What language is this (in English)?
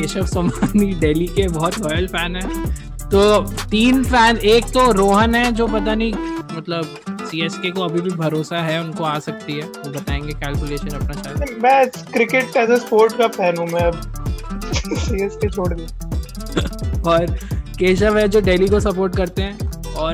Hindi